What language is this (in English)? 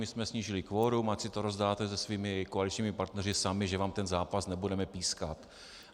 Czech